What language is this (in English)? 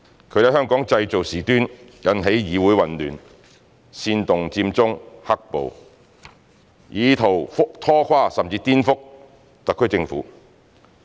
Cantonese